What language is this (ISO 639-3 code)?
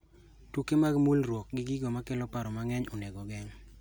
luo